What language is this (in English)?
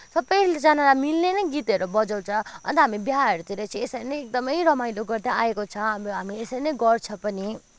Nepali